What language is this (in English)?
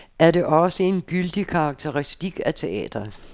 Danish